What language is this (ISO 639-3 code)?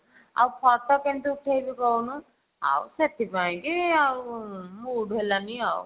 ori